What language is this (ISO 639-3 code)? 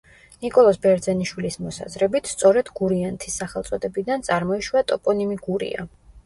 kat